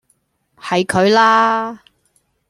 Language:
Cantonese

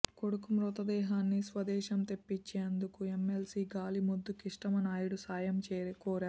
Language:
Telugu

